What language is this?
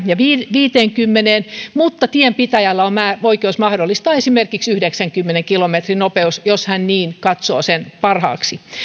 Finnish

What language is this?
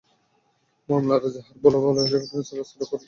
Bangla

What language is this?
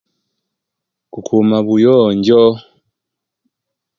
Kenyi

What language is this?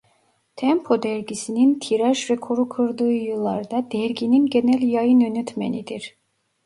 Turkish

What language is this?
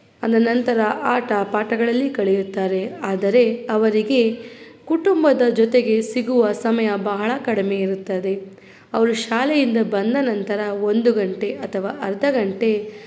Kannada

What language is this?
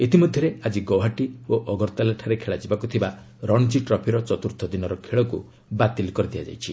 Odia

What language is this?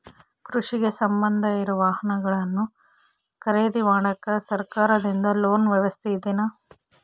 Kannada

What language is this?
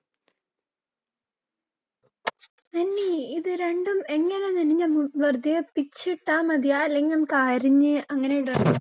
Malayalam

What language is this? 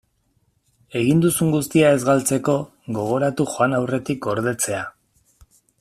Basque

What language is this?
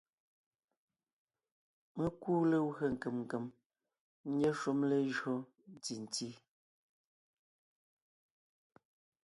Ngiemboon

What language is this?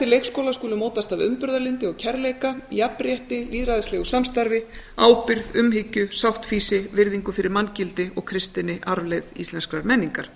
Icelandic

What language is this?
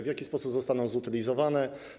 Polish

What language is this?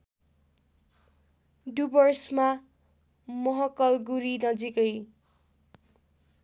Nepali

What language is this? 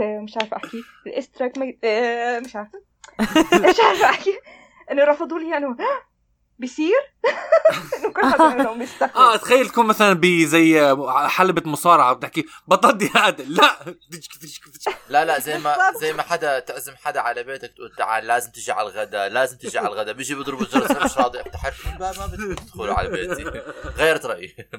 Arabic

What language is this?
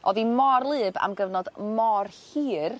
Welsh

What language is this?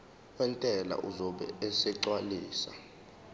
Zulu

